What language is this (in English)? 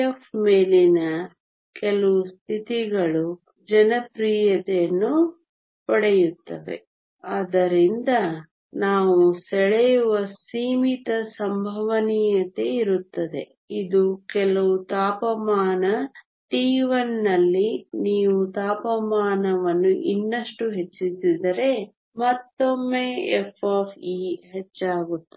Kannada